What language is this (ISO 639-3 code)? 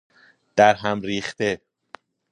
fas